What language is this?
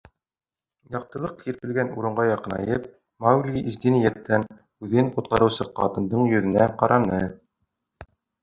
Bashkir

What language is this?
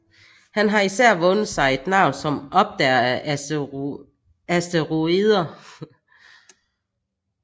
Danish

